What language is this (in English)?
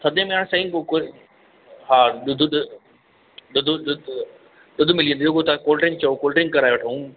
Sindhi